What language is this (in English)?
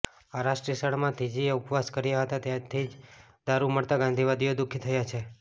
Gujarati